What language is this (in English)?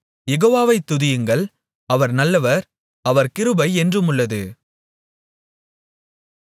Tamil